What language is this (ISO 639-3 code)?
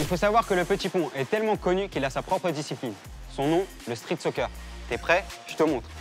fra